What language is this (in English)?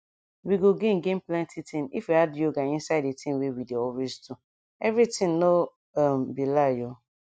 Nigerian Pidgin